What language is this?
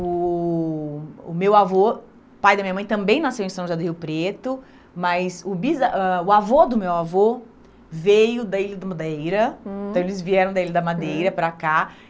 Portuguese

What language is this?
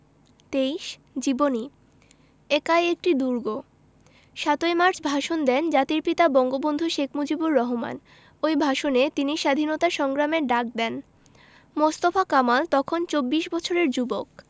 Bangla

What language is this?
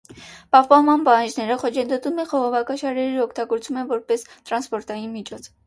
Armenian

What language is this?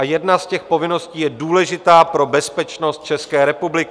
Czech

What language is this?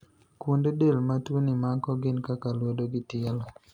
Luo (Kenya and Tanzania)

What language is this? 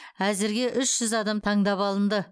Kazakh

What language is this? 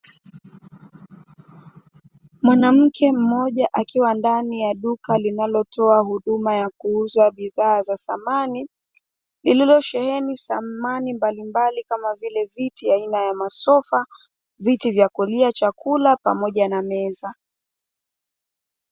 Swahili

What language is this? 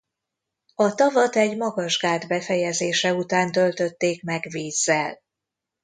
Hungarian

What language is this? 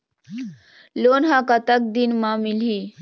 Chhattisgarhi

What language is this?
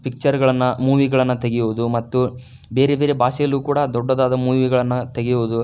Kannada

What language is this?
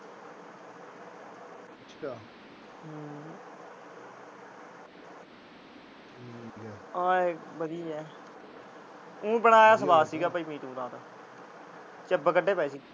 Punjabi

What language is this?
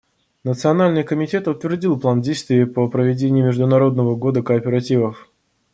Russian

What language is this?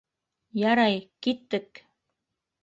Bashkir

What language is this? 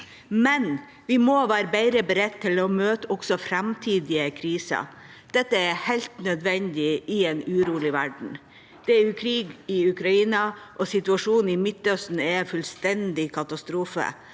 Norwegian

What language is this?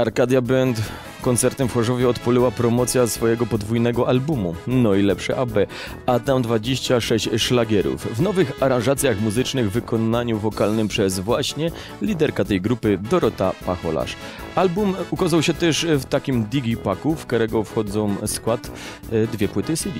Polish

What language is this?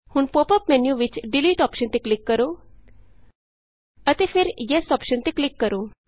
Punjabi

